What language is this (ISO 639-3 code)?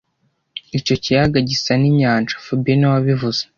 kin